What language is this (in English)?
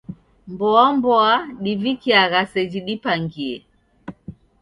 Taita